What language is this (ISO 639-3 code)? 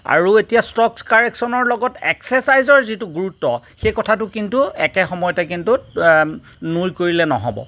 asm